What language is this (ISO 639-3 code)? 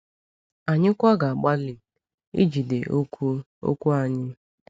ibo